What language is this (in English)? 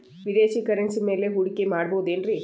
Kannada